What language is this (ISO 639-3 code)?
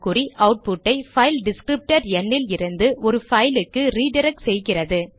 tam